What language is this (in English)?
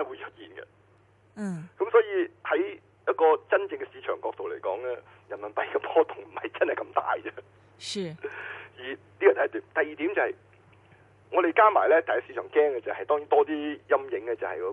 Chinese